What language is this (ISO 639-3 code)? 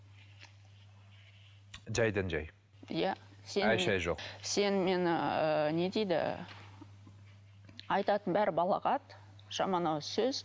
kaz